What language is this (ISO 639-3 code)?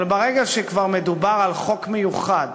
heb